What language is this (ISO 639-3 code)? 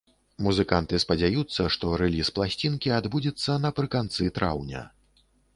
bel